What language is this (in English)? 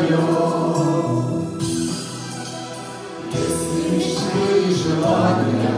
Romanian